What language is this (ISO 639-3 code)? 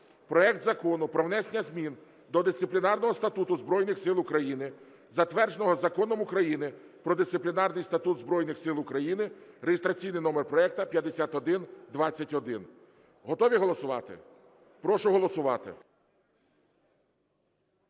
ukr